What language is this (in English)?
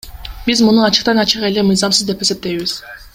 Kyrgyz